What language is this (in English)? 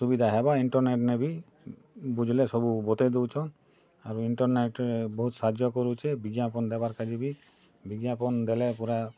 Odia